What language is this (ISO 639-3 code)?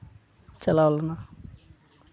sat